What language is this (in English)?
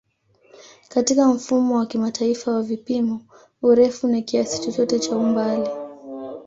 Swahili